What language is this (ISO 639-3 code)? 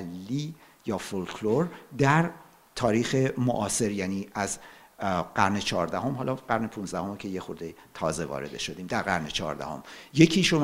fas